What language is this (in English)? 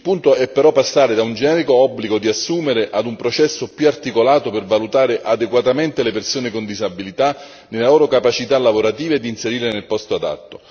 Italian